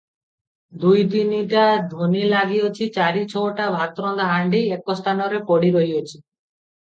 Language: Odia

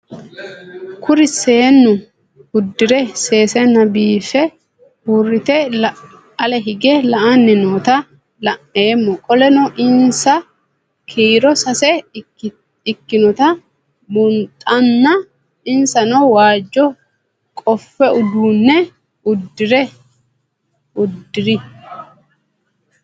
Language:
Sidamo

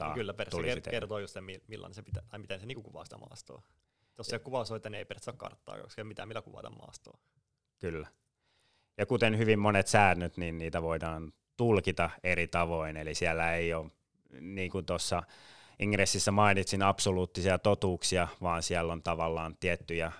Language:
Finnish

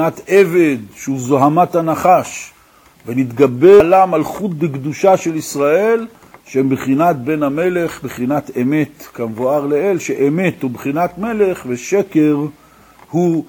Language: Hebrew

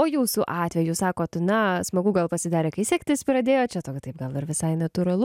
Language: Lithuanian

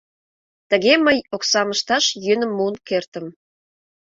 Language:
Mari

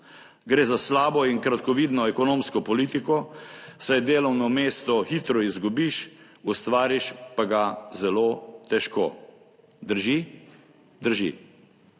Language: Slovenian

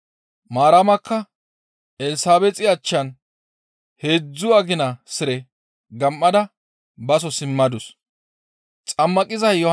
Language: Gamo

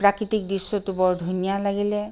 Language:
Assamese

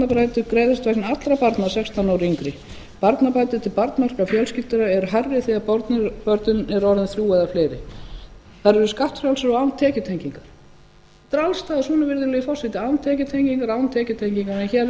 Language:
Icelandic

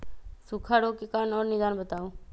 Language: Magahi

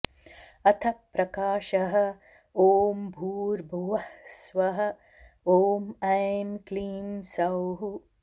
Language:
Sanskrit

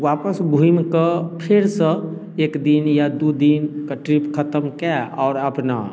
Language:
Maithili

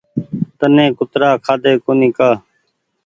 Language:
Goaria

